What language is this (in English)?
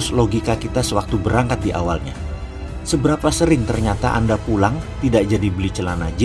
Indonesian